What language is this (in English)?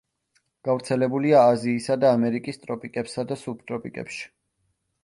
Georgian